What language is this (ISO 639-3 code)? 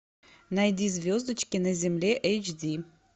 rus